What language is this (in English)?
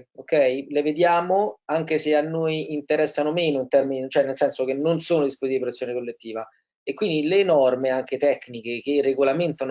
Italian